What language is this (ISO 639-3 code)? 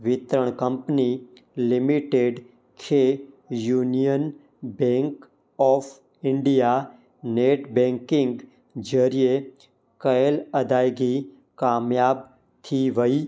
snd